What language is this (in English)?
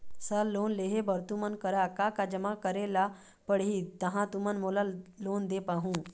Chhattisgarhi